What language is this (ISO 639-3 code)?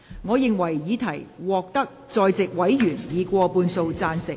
yue